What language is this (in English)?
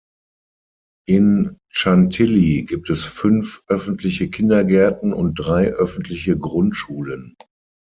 German